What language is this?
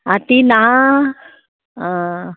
Konkani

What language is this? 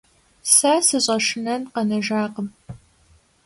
Kabardian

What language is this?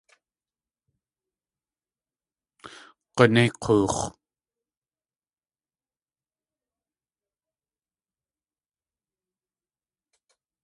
Tlingit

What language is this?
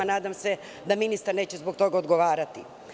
Serbian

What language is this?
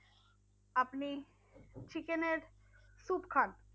Bangla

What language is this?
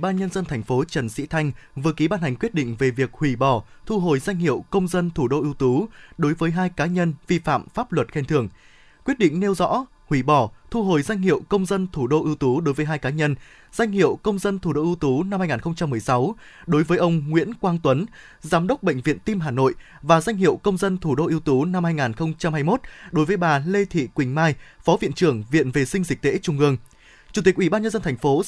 Vietnamese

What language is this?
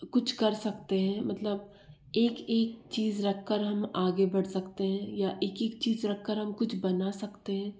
Hindi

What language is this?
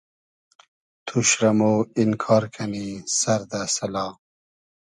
Hazaragi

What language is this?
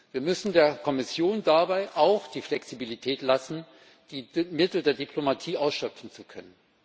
German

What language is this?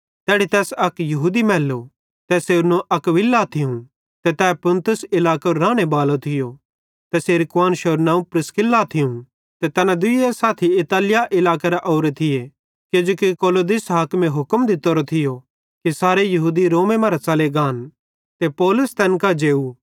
Bhadrawahi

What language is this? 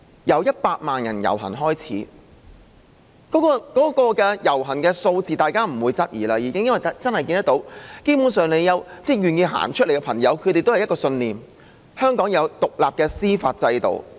Cantonese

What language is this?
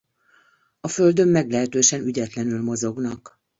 Hungarian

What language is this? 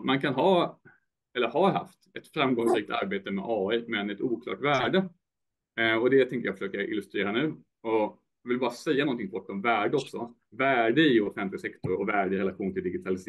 Swedish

